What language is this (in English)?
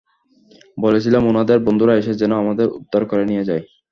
Bangla